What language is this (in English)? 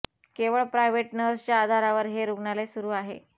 Marathi